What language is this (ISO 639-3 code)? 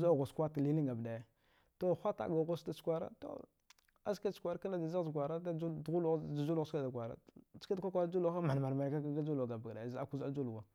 dgh